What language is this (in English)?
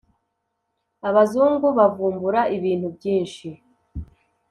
Kinyarwanda